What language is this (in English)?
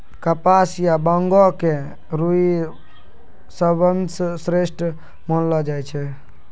Maithili